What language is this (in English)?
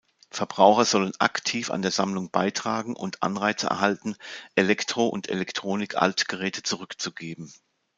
German